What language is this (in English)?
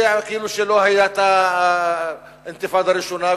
Hebrew